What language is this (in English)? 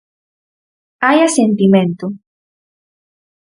Galician